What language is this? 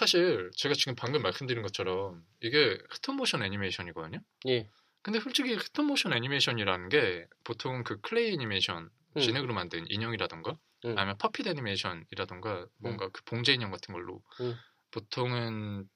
Korean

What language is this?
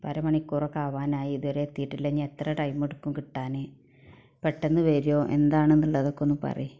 Malayalam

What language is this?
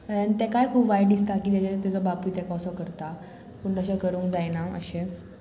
Konkani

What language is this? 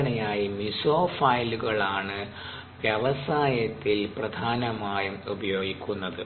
Malayalam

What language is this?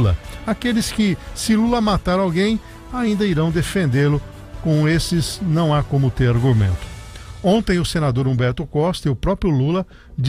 Portuguese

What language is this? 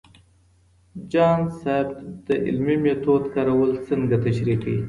Pashto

